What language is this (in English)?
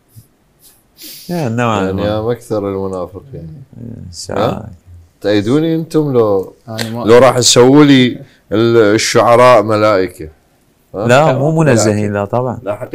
Arabic